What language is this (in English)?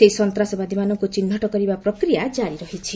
Odia